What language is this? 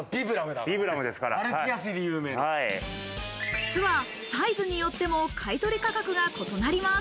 Japanese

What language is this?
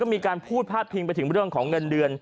Thai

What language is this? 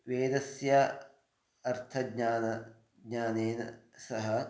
Sanskrit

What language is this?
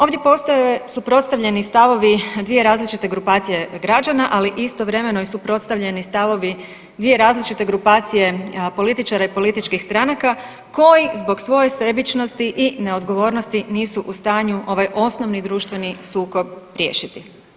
Croatian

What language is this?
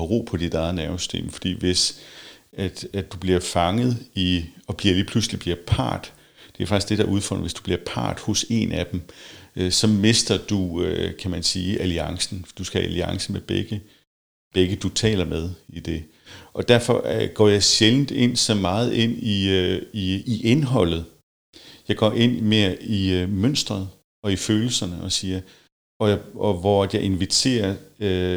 Danish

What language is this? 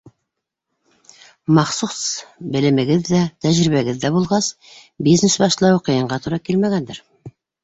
Bashkir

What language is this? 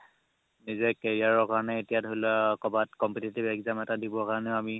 Assamese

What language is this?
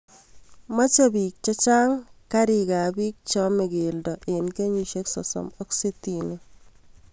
Kalenjin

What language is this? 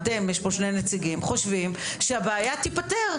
Hebrew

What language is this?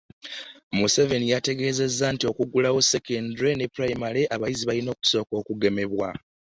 Ganda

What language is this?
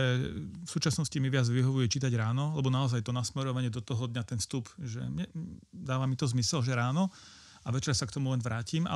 Slovak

